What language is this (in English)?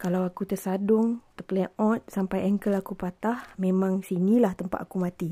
Malay